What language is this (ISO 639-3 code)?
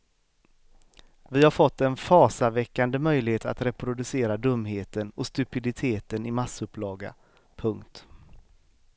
swe